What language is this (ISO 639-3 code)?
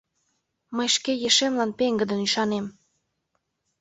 chm